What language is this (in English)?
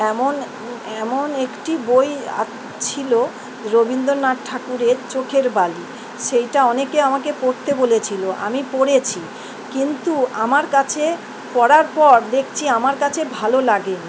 Bangla